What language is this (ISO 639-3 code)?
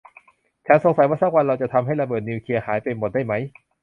tha